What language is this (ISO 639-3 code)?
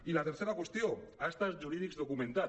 cat